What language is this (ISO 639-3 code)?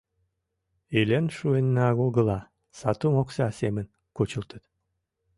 chm